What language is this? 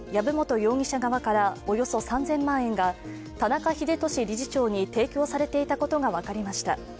Japanese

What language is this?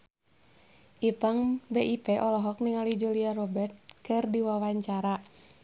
Sundanese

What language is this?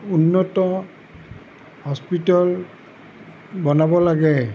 Assamese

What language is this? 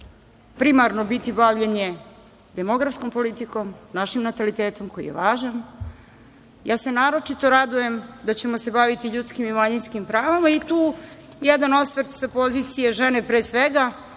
Serbian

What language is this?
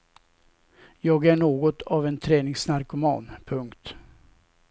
Swedish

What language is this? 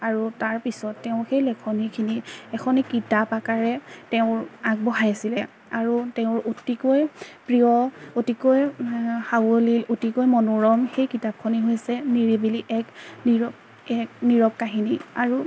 Assamese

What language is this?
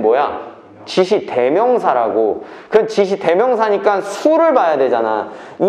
Korean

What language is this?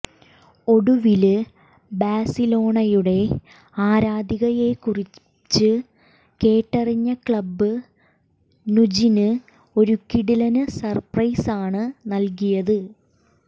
Malayalam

